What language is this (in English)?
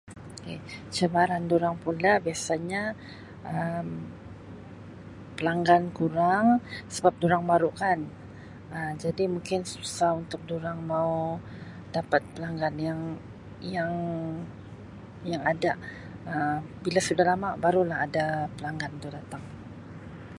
Sabah Malay